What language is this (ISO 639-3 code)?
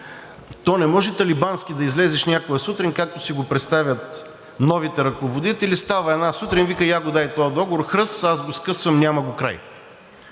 bul